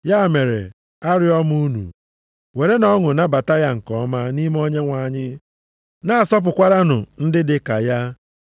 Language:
Igbo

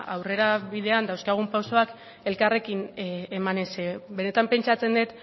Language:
Basque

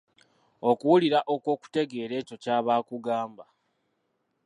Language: Ganda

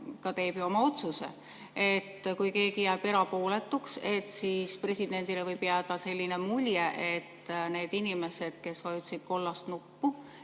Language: Estonian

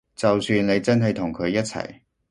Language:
Cantonese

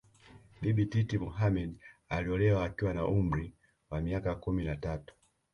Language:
Swahili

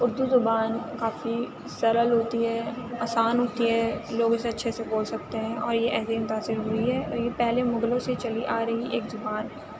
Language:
Urdu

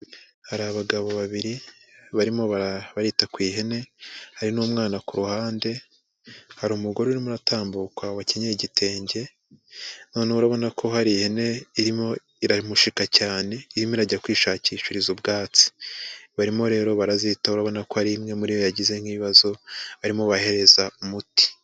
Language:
Kinyarwanda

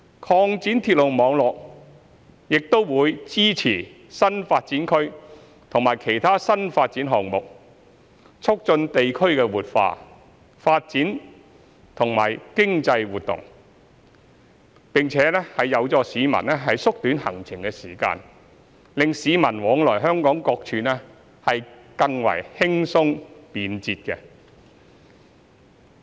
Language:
Cantonese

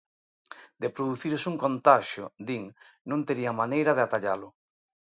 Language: Galician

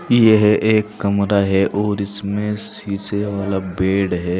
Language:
Hindi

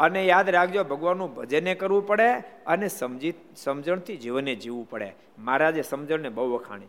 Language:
Gujarati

